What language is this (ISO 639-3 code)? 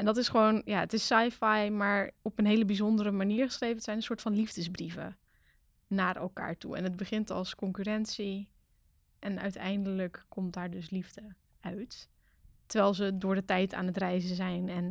nld